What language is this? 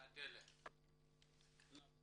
Hebrew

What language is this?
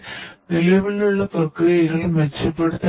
Malayalam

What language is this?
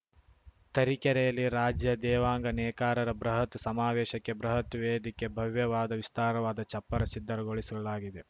Kannada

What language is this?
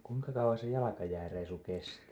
Finnish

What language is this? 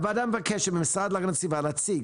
Hebrew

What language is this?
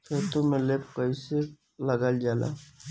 Bhojpuri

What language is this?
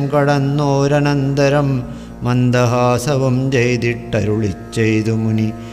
Malayalam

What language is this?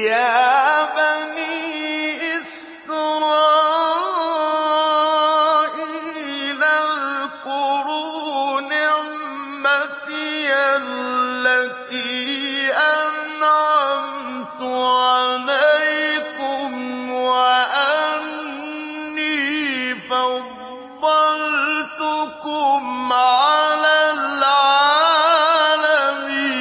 Arabic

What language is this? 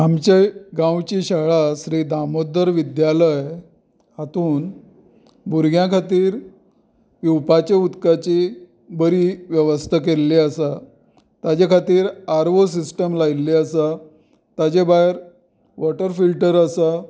Konkani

